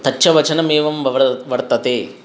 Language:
Sanskrit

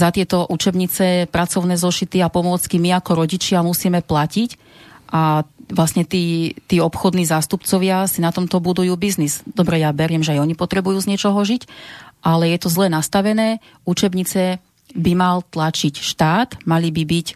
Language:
Slovak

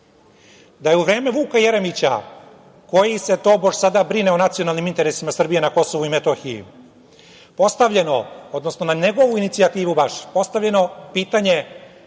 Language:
Serbian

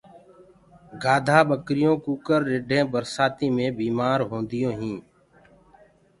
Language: Gurgula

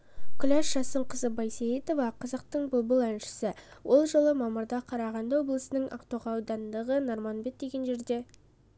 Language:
Kazakh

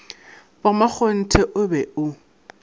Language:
Northern Sotho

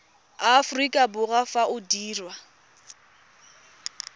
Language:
Tswana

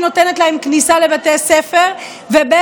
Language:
Hebrew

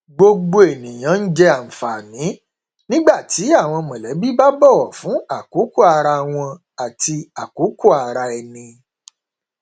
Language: Yoruba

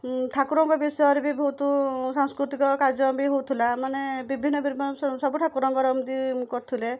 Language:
Odia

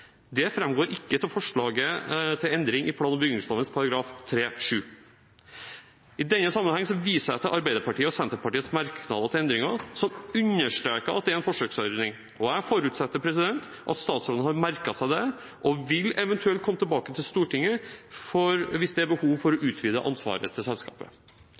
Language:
Norwegian Bokmål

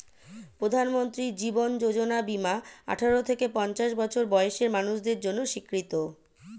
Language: Bangla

